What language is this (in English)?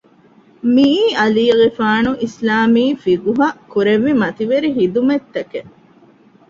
Divehi